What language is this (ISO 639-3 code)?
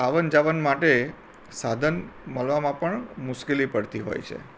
guj